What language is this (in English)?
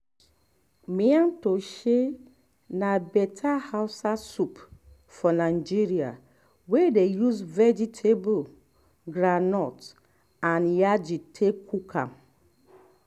Nigerian Pidgin